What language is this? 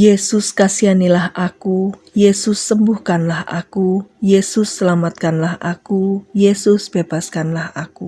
Indonesian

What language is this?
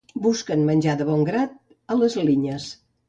Catalan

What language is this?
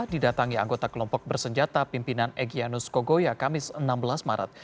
Indonesian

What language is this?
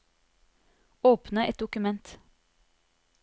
Norwegian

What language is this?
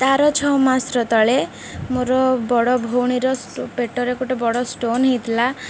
Odia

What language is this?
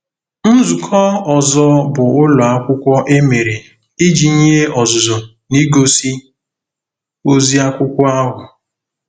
Igbo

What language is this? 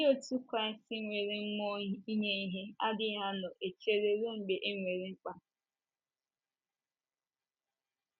Igbo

